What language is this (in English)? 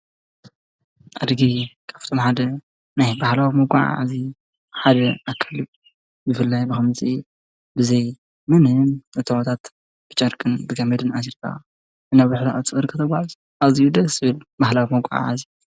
Tigrinya